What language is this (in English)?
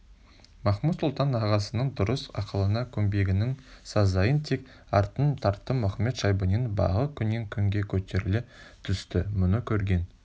Kazakh